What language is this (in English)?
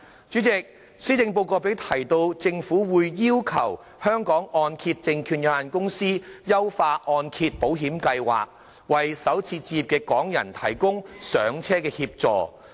Cantonese